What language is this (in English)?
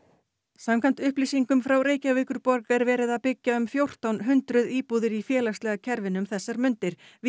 Icelandic